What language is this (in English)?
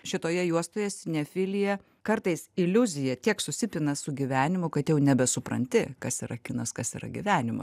Lithuanian